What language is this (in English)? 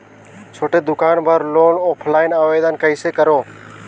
Chhattisgarhi